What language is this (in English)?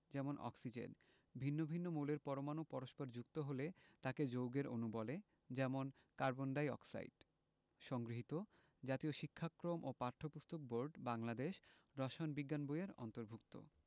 Bangla